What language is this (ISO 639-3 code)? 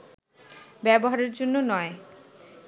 ben